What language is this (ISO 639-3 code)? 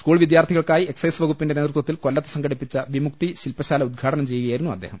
mal